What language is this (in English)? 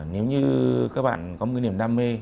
Vietnamese